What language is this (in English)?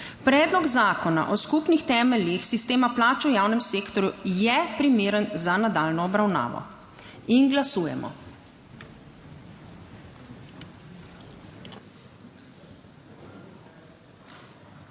Slovenian